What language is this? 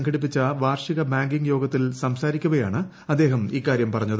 Malayalam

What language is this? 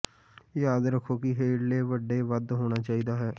Punjabi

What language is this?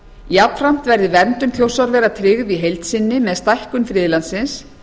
Icelandic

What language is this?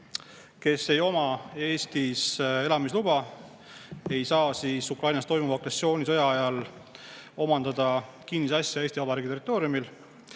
Estonian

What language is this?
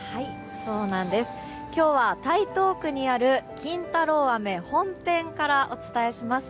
Japanese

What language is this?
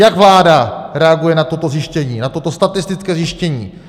Czech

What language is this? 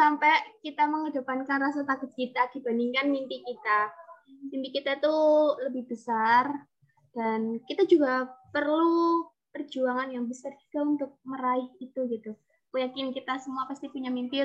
Indonesian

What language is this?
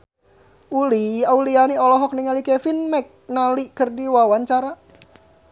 Sundanese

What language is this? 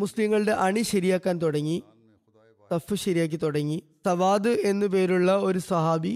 Malayalam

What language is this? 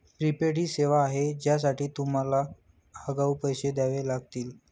Marathi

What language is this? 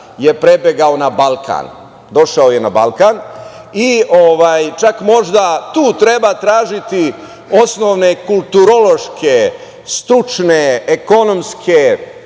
Serbian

